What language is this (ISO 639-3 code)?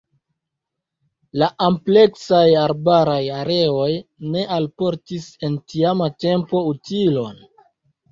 epo